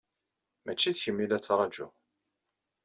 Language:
Kabyle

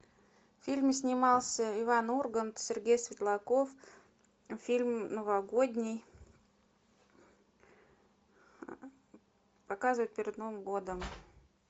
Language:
Russian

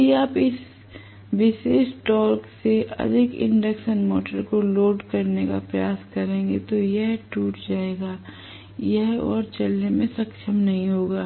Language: Hindi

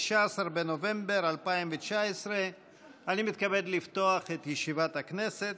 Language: Hebrew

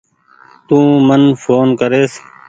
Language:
Goaria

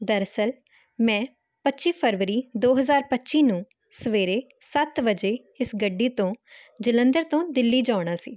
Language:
Punjabi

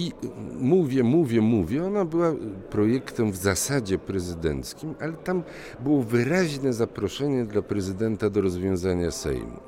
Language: Polish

